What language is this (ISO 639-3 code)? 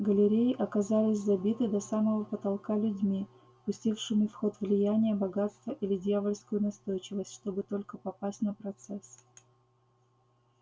rus